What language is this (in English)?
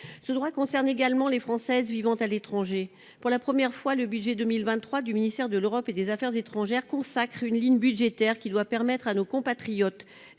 French